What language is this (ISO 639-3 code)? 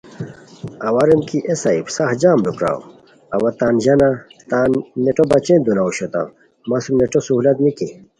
khw